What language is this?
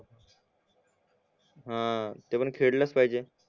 Marathi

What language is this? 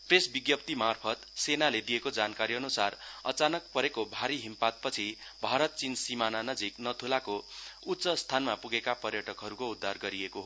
Nepali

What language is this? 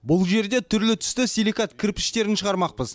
Kazakh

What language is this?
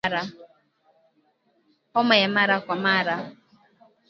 Swahili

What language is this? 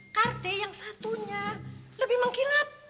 Indonesian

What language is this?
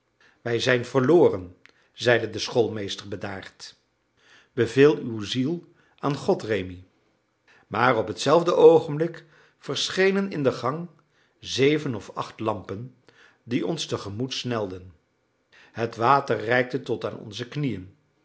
Dutch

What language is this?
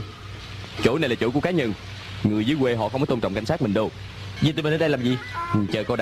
Vietnamese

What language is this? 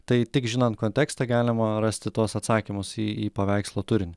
Lithuanian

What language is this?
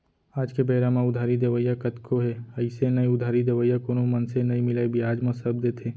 Chhattisgarhi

